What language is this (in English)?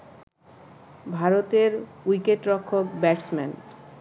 Bangla